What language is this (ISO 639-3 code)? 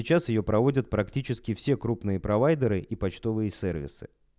rus